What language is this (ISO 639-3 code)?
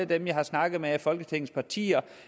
dan